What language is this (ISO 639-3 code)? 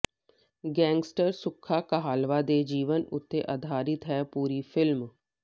pan